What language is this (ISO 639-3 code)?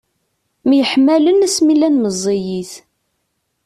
kab